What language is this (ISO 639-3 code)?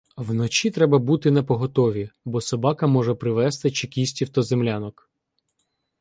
ukr